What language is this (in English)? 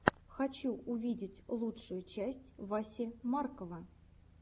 Russian